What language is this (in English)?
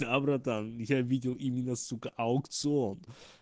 Russian